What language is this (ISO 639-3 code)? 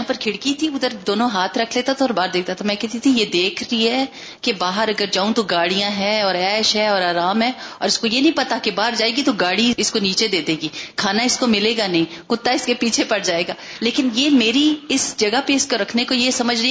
urd